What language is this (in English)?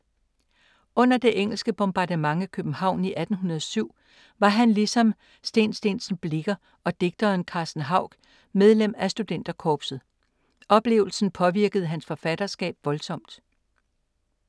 Danish